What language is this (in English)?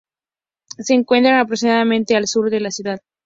Spanish